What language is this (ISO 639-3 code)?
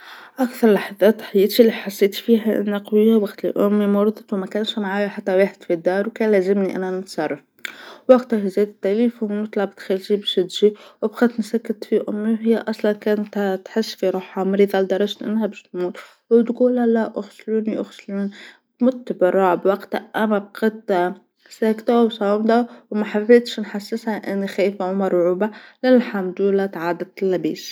aeb